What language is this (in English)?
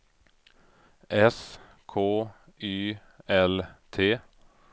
Swedish